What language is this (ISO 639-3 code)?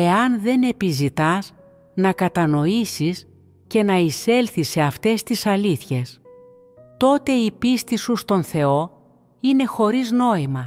ell